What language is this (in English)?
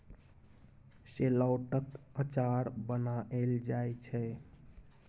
Maithili